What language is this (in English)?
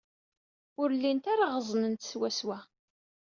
Kabyle